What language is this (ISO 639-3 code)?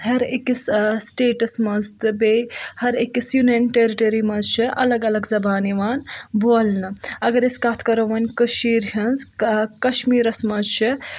kas